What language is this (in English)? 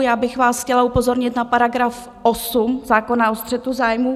Czech